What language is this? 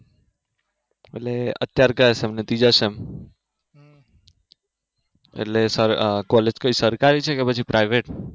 Gujarati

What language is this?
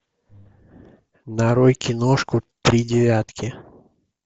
Russian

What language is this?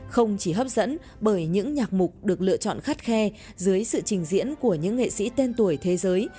Vietnamese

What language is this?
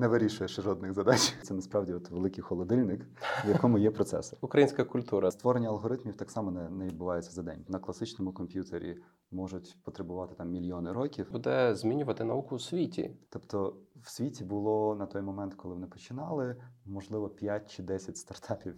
Ukrainian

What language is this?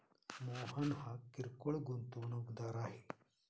Marathi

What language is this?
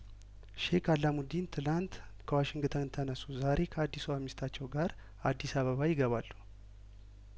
Amharic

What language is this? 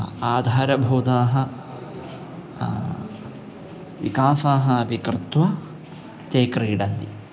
Sanskrit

